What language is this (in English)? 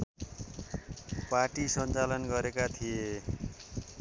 Nepali